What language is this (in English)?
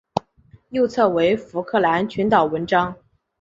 Chinese